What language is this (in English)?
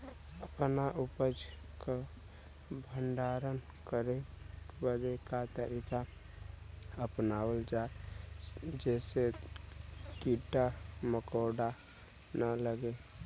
Bhojpuri